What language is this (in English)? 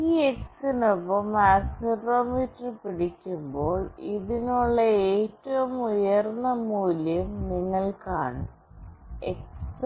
Malayalam